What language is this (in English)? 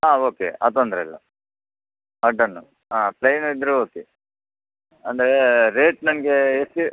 Kannada